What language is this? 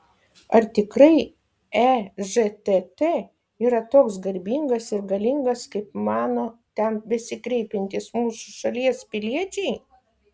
Lithuanian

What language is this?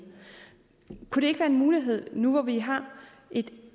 Danish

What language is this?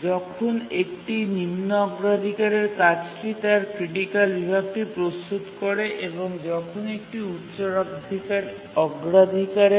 Bangla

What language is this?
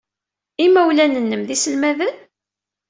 Kabyle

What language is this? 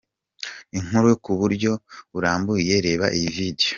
Kinyarwanda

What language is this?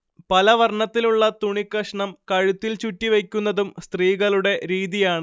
Malayalam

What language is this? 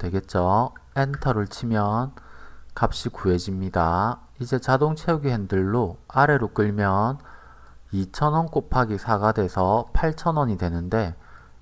Korean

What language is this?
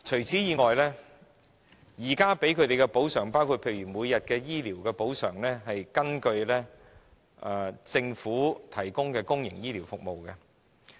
Cantonese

